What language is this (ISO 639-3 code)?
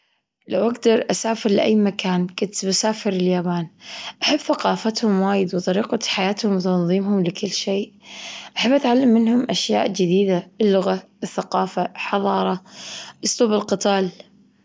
afb